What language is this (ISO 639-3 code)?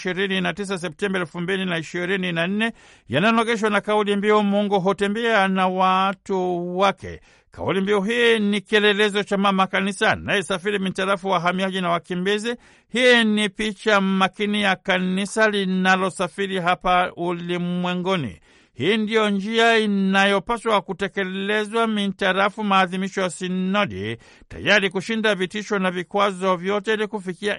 swa